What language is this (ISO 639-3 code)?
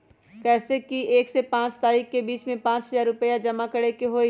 mag